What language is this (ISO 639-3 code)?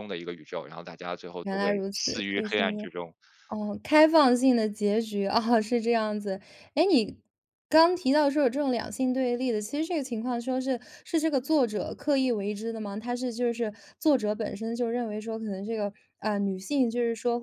zho